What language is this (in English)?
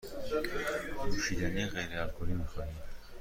Persian